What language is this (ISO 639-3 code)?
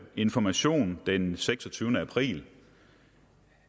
dan